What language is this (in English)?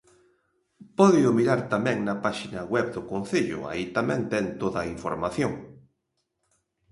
Galician